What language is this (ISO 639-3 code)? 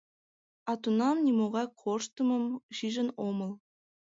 chm